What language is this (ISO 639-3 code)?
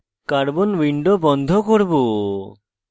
ben